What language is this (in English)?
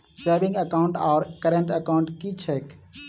Maithili